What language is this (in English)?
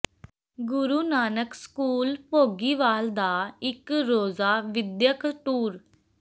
Punjabi